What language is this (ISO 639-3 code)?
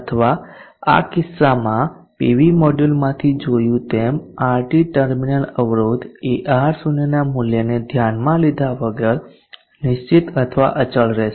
guj